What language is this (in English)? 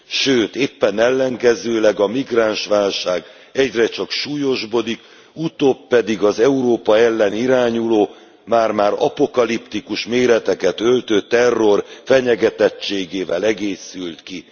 Hungarian